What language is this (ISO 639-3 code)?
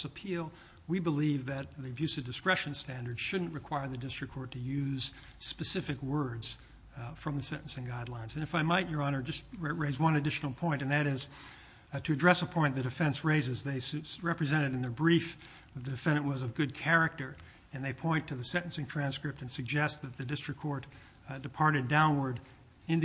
eng